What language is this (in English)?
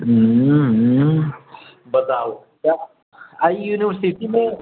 Maithili